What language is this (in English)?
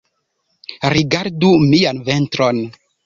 Esperanto